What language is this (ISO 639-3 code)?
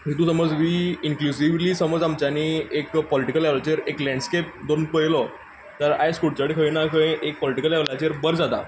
kok